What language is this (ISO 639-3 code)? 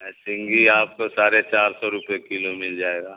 urd